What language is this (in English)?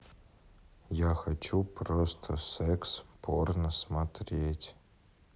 Russian